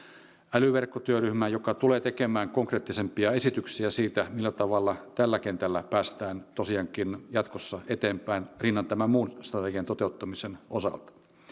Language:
Finnish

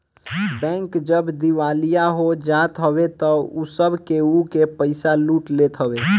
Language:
Bhojpuri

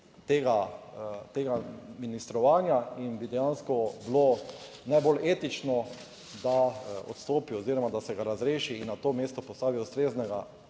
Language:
Slovenian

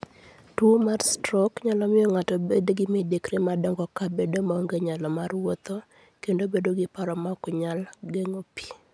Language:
Luo (Kenya and Tanzania)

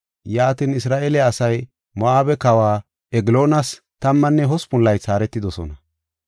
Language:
Gofa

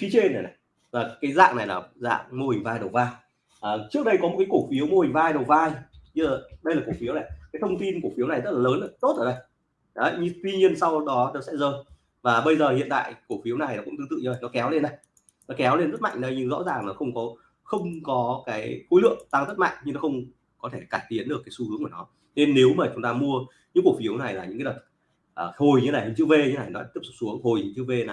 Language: Vietnamese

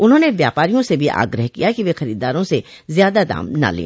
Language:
Hindi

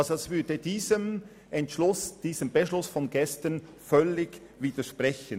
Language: Swiss German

